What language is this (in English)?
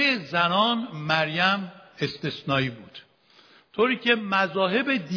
Persian